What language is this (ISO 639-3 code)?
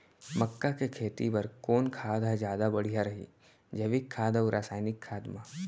hne